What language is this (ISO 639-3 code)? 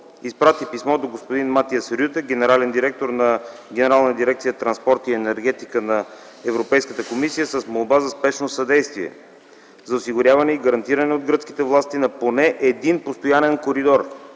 bul